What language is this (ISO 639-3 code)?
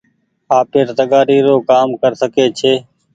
gig